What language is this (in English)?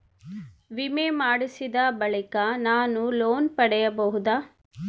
Kannada